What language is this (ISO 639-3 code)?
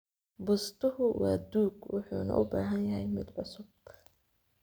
som